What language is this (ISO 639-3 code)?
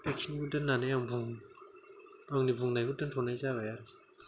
brx